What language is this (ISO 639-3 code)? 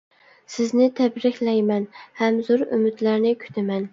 uig